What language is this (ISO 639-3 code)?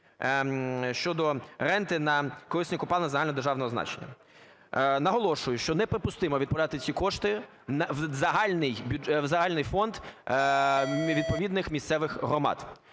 ukr